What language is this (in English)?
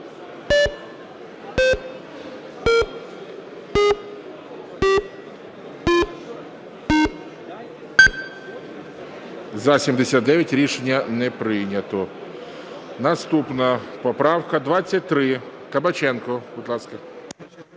Ukrainian